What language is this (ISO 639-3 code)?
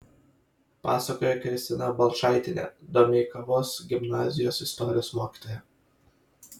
lit